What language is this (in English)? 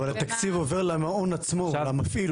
Hebrew